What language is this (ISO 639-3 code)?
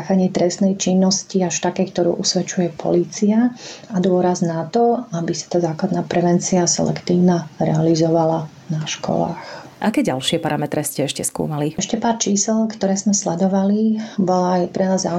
slk